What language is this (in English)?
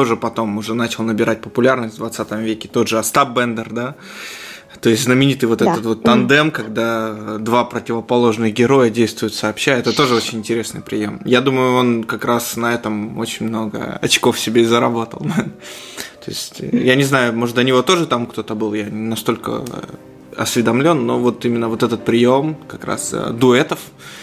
Russian